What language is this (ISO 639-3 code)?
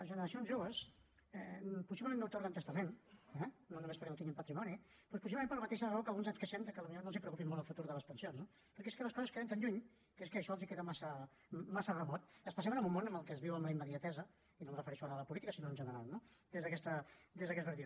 cat